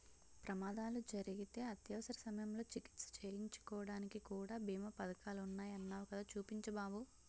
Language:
Telugu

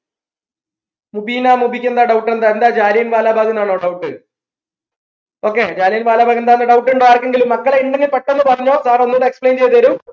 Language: Malayalam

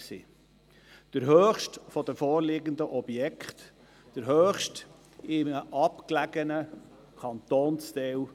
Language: Swiss German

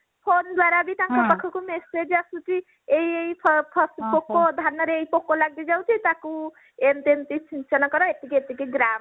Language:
Odia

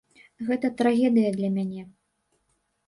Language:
Belarusian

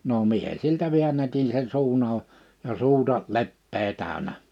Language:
Finnish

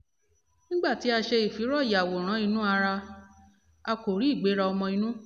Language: Yoruba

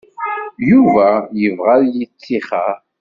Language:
Kabyle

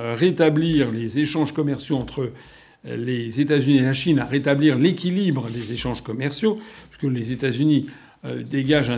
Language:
French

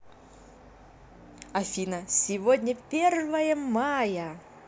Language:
Russian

